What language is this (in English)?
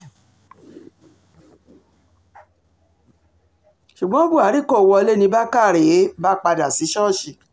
Yoruba